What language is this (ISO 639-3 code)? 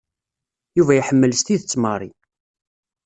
kab